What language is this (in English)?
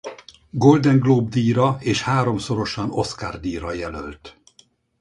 Hungarian